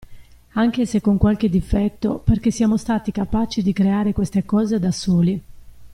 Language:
Italian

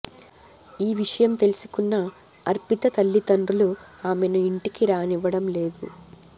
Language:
Telugu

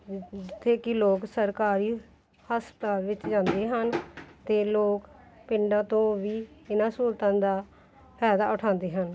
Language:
Punjabi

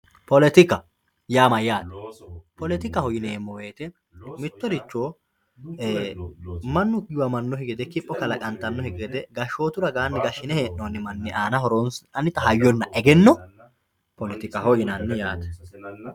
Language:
Sidamo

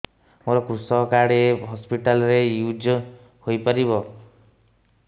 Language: Odia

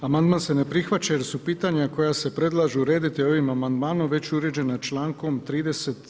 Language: Croatian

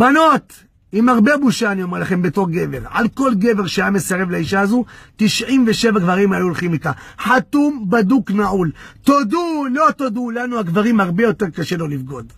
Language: Hebrew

